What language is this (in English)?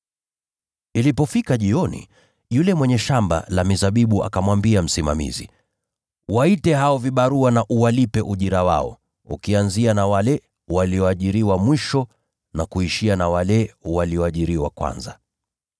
Swahili